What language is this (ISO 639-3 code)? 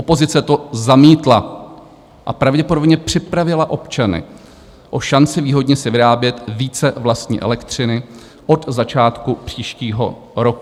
ces